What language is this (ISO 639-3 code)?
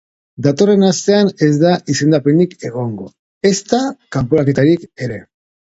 eus